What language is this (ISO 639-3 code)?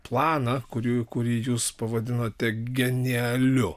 lit